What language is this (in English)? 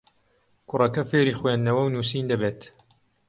Central Kurdish